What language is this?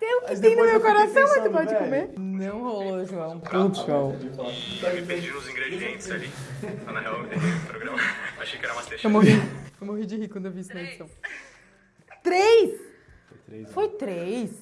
Portuguese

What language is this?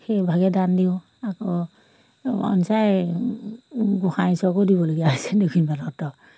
Assamese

